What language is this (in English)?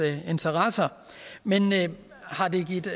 Danish